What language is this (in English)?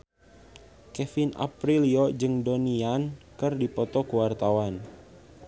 Sundanese